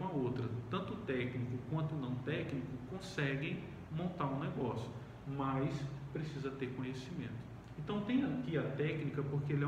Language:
Portuguese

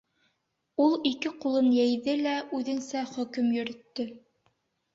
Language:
Bashkir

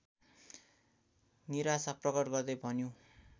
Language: Nepali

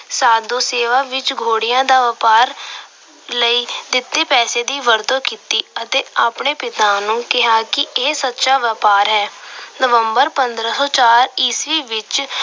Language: Punjabi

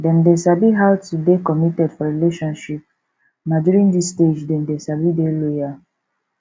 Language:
Nigerian Pidgin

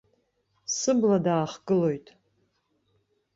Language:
Abkhazian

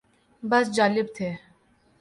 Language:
Urdu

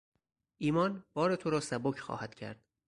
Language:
Persian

